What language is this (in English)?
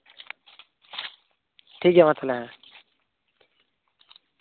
Santali